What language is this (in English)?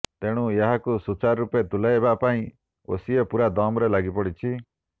Odia